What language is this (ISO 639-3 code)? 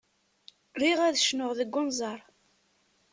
kab